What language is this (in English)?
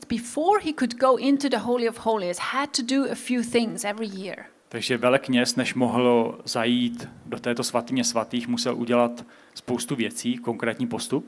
Czech